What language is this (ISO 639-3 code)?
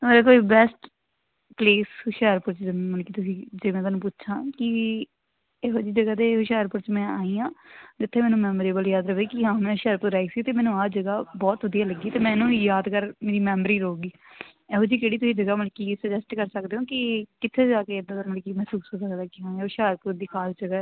pan